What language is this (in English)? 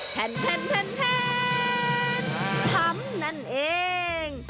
Thai